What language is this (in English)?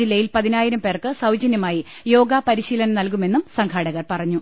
Malayalam